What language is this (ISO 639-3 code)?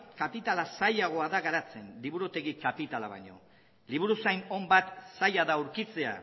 eus